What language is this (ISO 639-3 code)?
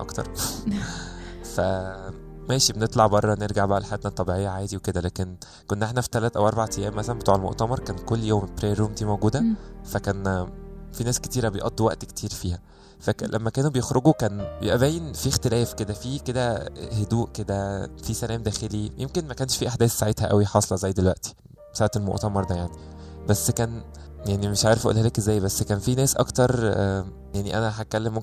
ara